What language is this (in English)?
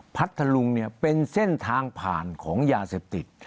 Thai